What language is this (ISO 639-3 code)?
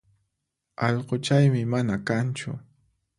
qxp